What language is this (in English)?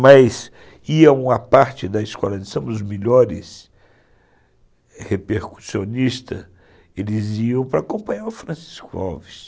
Portuguese